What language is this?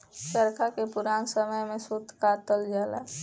Bhojpuri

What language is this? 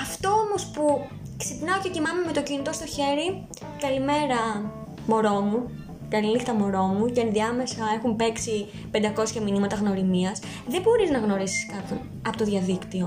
Greek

